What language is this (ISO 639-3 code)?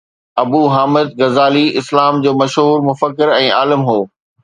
snd